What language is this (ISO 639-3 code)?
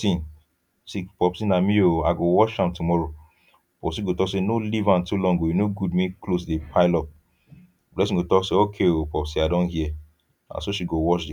pcm